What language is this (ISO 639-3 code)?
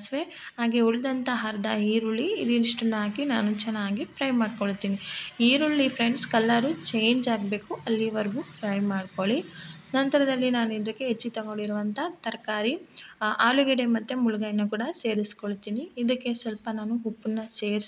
kan